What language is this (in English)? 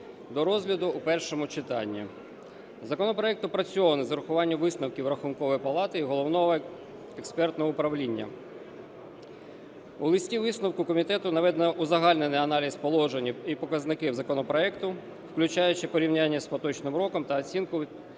Ukrainian